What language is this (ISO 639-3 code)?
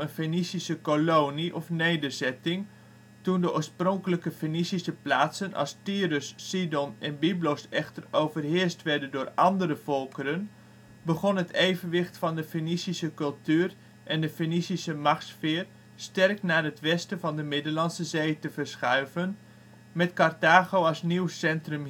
nld